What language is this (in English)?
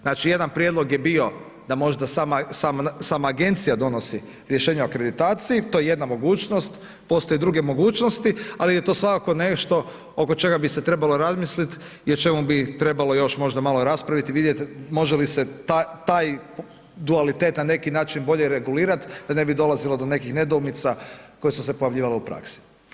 Croatian